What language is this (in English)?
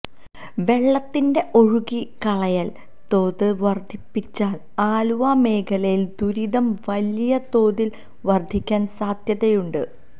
Malayalam